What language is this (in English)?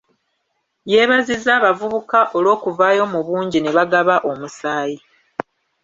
Ganda